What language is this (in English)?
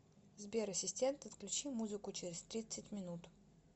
Russian